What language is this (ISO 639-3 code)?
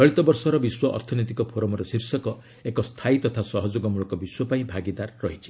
ori